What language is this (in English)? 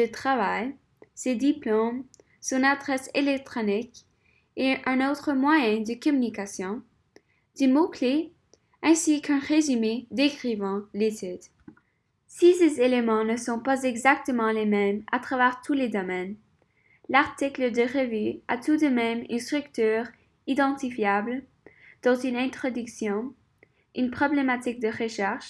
French